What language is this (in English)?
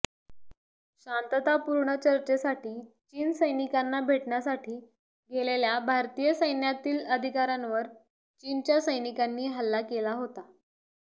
Marathi